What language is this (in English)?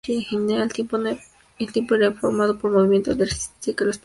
Spanish